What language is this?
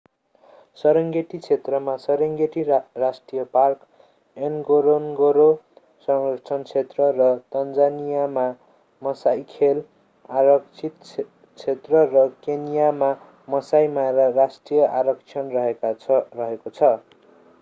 Nepali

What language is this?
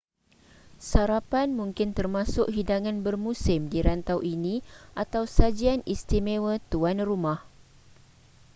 Malay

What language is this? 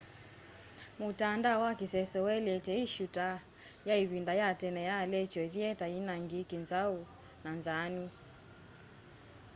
Kamba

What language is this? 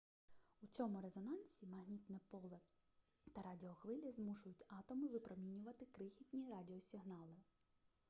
Ukrainian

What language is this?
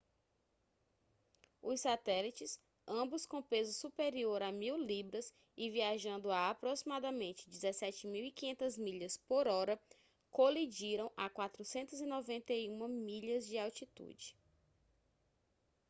Portuguese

